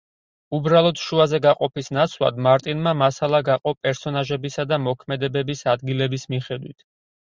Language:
Georgian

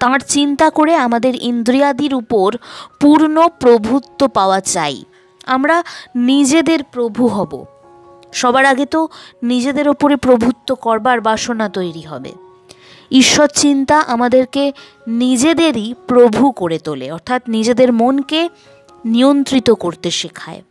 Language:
Romanian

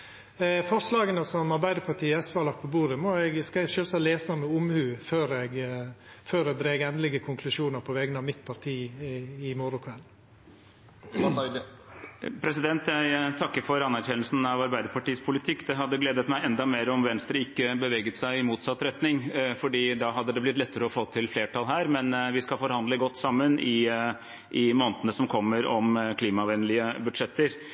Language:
Norwegian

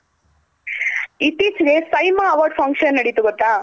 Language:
Kannada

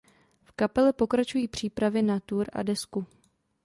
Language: Czech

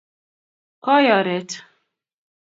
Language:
Kalenjin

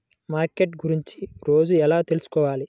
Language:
Telugu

